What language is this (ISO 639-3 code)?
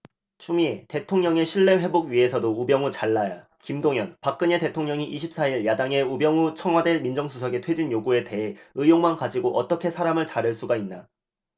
kor